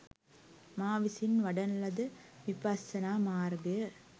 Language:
Sinhala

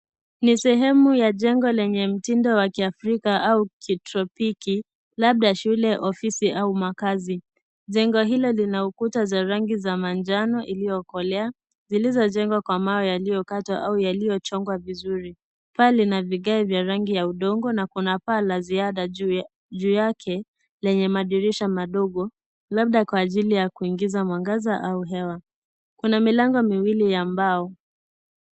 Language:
Swahili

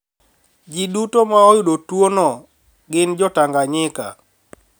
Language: Luo (Kenya and Tanzania)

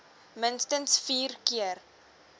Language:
Afrikaans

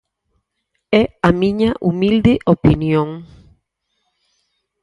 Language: Galician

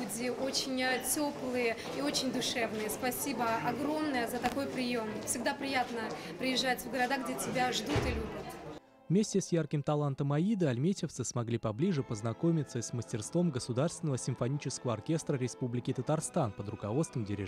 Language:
Russian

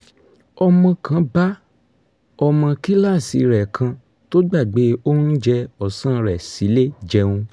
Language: Yoruba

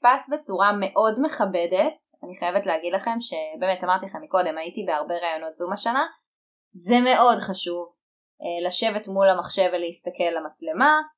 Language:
Hebrew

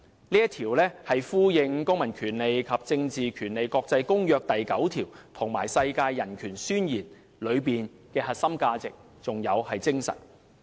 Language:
Cantonese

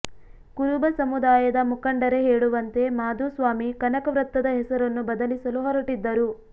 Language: Kannada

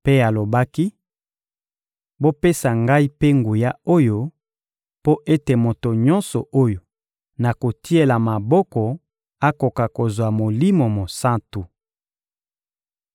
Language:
Lingala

